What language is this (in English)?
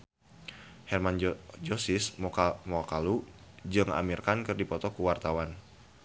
Sundanese